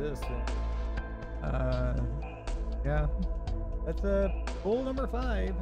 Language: English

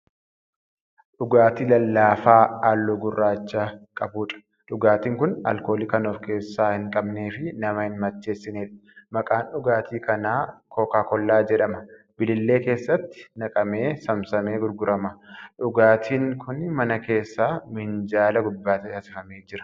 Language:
Oromo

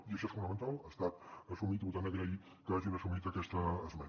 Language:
Catalan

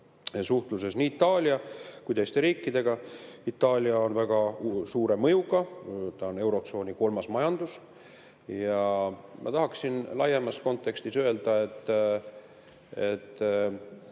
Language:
Estonian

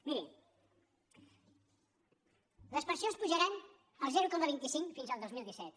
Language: Catalan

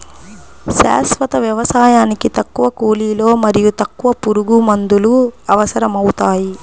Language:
Telugu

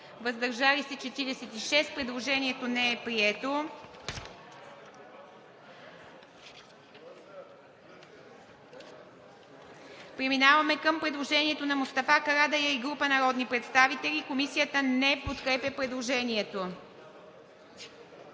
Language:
Bulgarian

